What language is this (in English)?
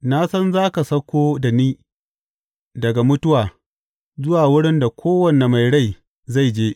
Hausa